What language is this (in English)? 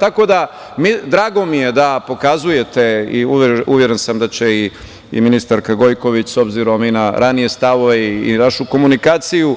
Serbian